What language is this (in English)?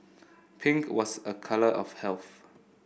English